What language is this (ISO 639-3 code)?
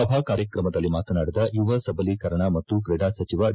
kan